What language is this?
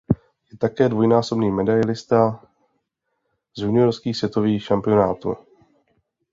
Czech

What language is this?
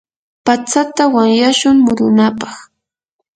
Yanahuanca Pasco Quechua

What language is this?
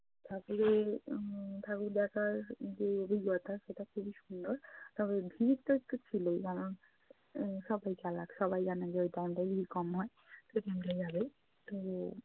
Bangla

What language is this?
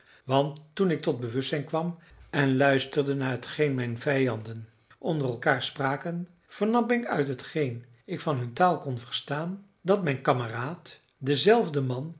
Dutch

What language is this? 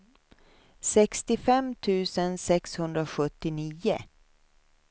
Swedish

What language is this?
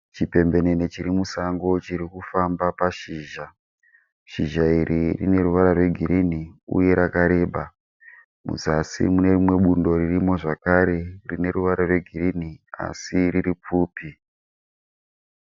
Shona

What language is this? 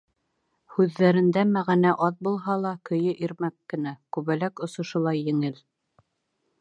Bashkir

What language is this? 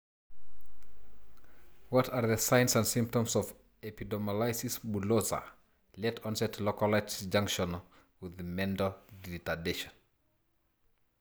Masai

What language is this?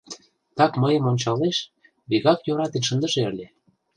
Mari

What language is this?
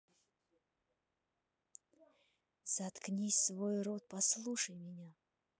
Russian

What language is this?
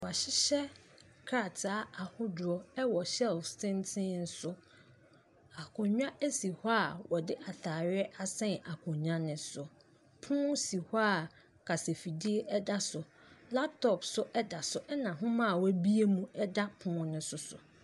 Akan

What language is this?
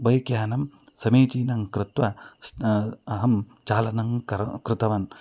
Sanskrit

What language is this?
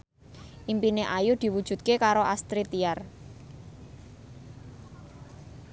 Javanese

